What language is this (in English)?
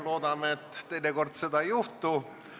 Estonian